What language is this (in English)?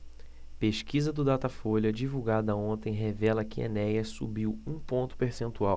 Portuguese